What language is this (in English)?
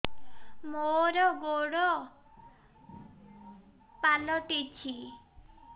Odia